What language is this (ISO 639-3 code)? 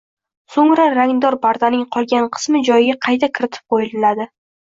uzb